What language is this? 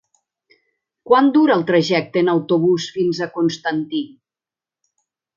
Catalan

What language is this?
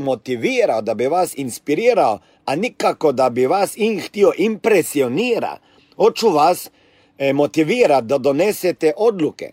Croatian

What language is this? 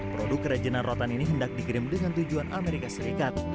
Indonesian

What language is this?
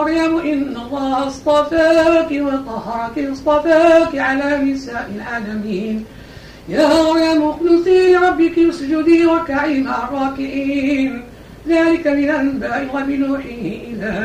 Arabic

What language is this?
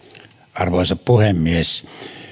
Finnish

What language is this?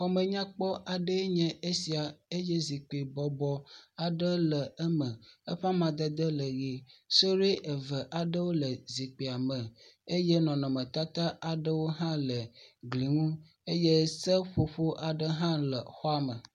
Ewe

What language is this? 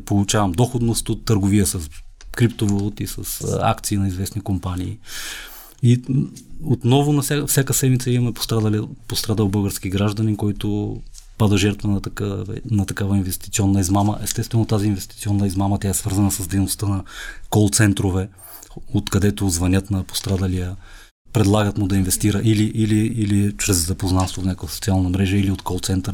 Bulgarian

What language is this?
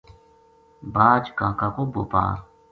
Gujari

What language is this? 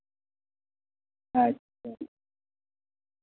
Santali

